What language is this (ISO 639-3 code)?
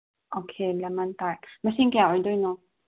mni